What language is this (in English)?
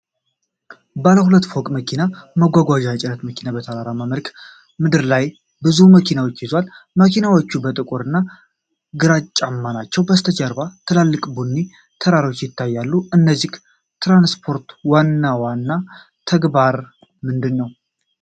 Amharic